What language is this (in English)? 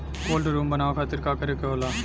Bhojpuri